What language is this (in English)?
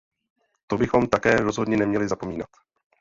Czech